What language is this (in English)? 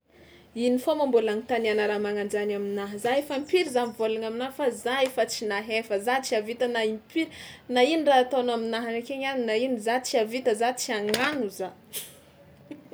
Tsimihety Malagasy